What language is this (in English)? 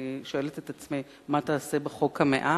Hebrew